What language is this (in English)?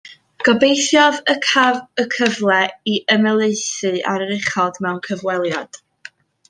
Welsh